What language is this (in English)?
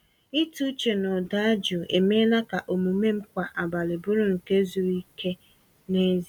Igbo